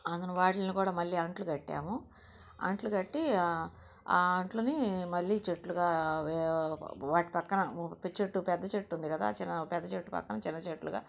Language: Telugu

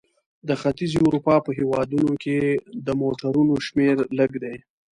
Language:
Pashto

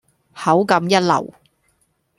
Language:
Cantonese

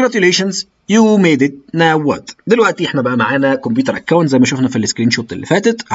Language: Arabic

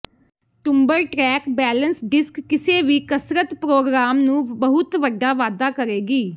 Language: Punjabi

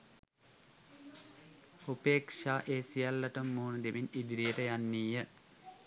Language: Sinhala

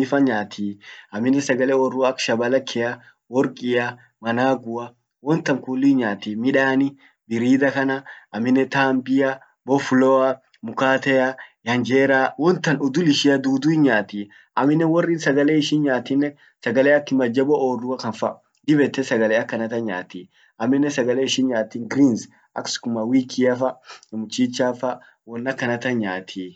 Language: Orma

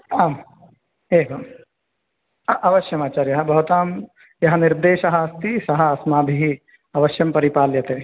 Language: Sanskrit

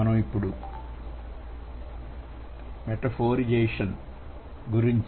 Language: Telugu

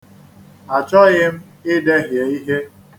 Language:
Igbo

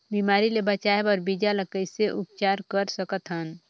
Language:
Chhattisgarhi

